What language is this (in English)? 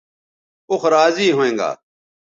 Bateri